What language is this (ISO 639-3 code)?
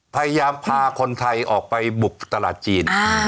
tha